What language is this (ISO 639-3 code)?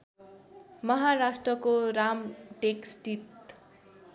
nep